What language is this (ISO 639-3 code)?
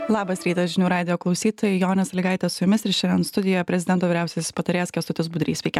lit